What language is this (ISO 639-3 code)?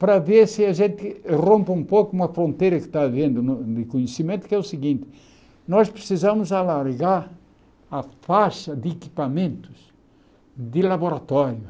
por